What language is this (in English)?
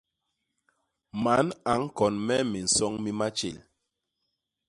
Basaa